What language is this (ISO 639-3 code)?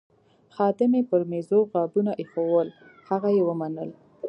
pus